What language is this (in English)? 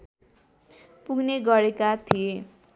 Nepali